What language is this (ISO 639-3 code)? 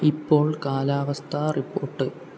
mal